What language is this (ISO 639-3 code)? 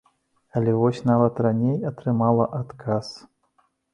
bel